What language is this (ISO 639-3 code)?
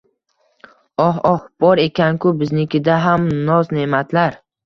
uzb